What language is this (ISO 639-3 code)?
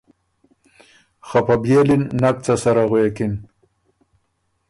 oru